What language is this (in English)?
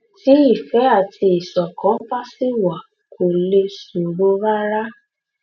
Yoruba